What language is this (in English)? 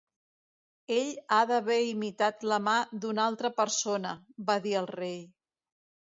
Catalan